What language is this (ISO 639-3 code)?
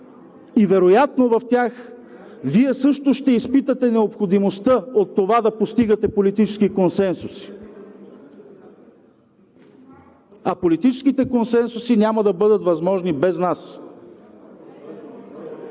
bul